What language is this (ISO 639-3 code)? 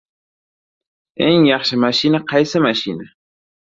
uzb